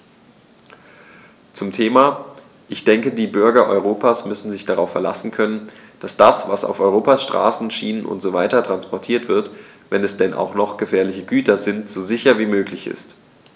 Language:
German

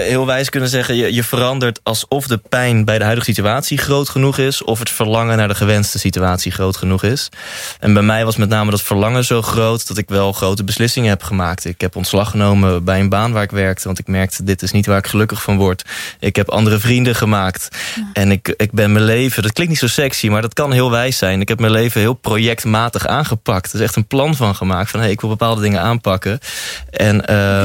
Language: Dutch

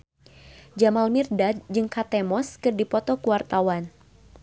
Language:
Sundanese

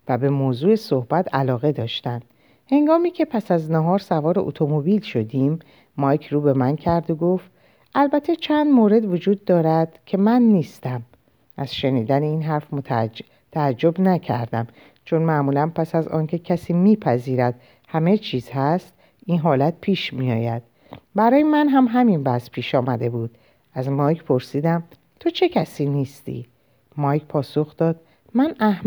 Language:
Persian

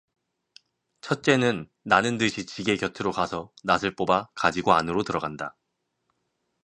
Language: Korean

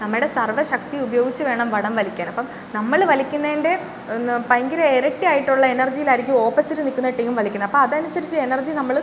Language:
Malayalam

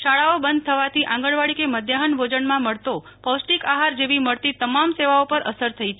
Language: Gujarati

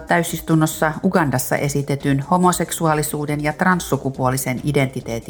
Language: Finnish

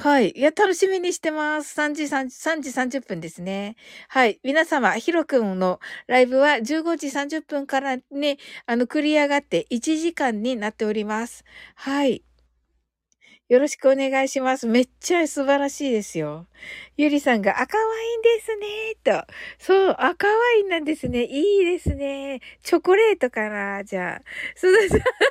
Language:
Japanese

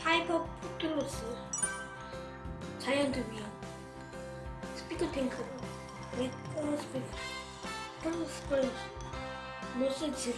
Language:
Korean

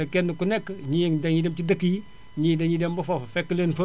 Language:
Wolof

